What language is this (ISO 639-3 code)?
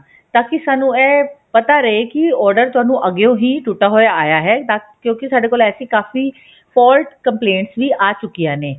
pan